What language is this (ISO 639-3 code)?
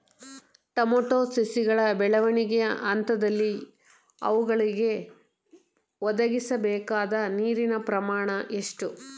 kan